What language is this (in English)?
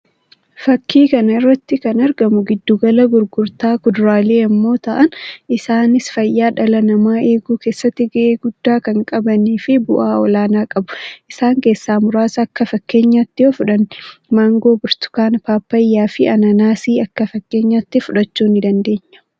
Oromo